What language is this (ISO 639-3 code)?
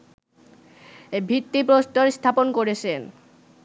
ben